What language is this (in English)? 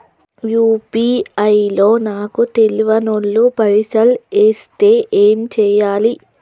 Telugu